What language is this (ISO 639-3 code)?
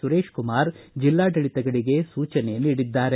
kan